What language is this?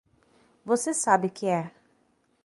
Portuguese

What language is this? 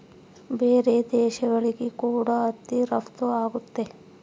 Kannada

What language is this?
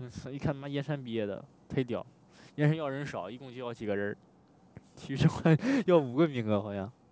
Chinese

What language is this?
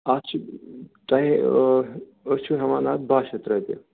Kashmiri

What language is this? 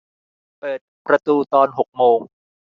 Thai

